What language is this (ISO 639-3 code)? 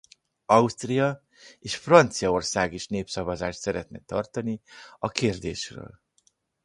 hun